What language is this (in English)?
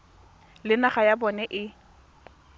Tswana